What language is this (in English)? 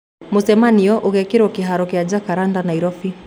Kikuyu